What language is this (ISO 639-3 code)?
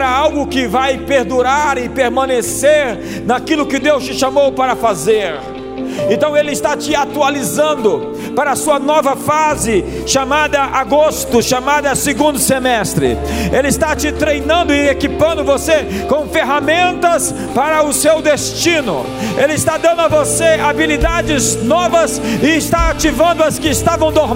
por